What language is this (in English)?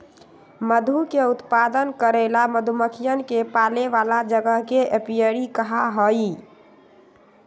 Magahi